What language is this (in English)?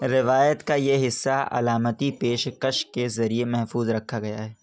Urdu